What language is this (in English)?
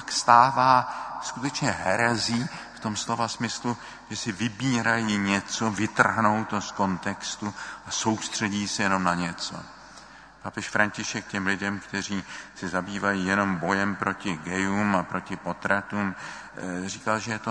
Czech